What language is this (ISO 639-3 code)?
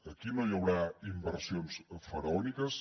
cat